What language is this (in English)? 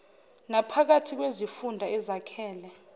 Zulu